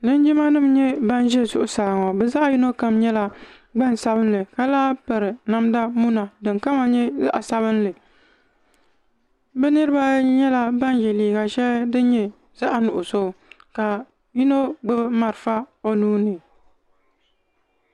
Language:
Dagbani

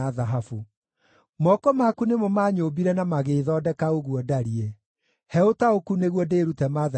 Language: Kikuyu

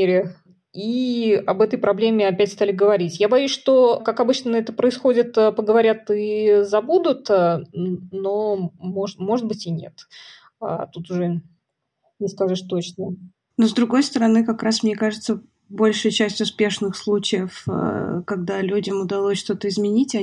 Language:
Russian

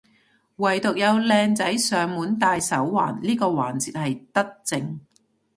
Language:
Cantonese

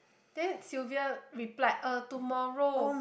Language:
English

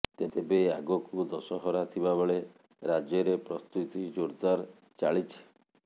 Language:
Odia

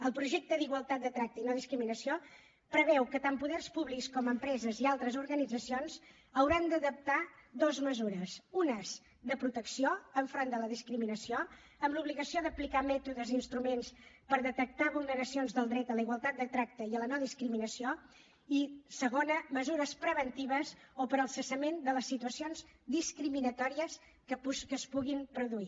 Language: Catalan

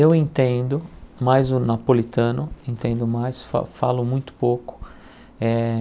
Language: Portuguese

